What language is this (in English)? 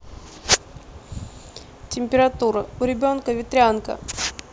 Russian